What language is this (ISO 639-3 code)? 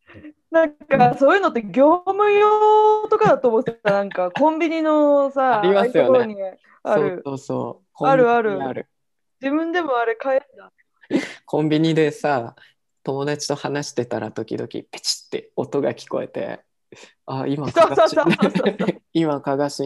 jpn